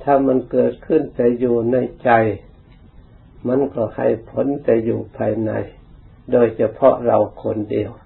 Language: Thai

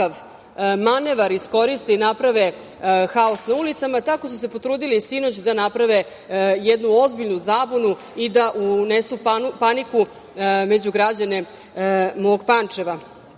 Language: Serbian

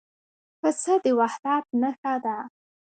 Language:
Pashto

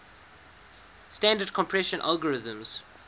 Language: English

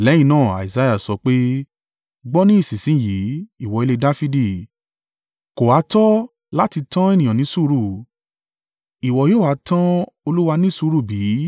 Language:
Yoruba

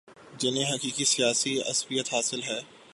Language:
Urdu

